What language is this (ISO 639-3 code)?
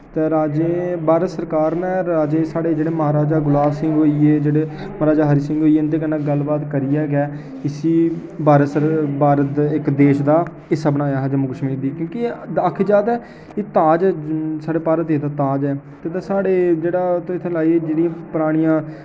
doi